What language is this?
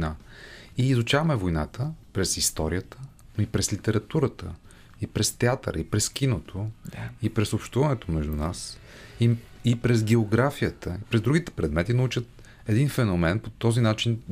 Bulgarian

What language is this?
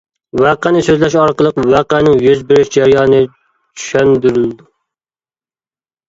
Uyghur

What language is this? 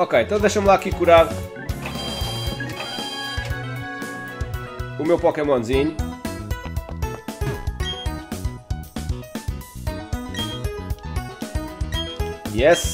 Portuguese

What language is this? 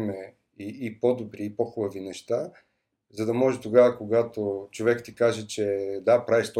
Bulgarian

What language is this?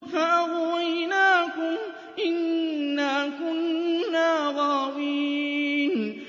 Arabic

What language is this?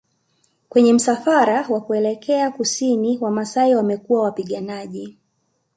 Swahili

